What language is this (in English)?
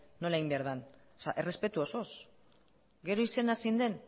Basque